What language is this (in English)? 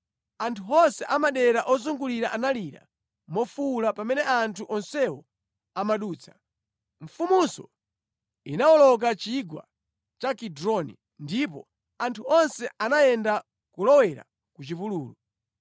Nyanja